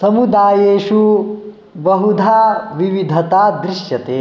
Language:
Sanskrit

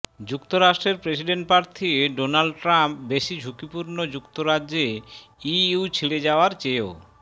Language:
Bangla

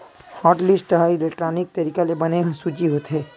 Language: Chhattisgarhi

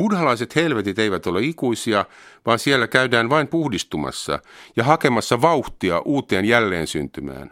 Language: Finnish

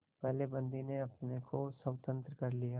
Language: Hindi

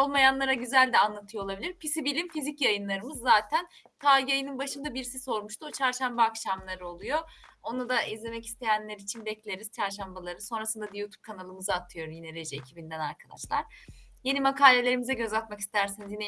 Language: Turkish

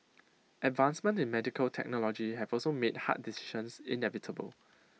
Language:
English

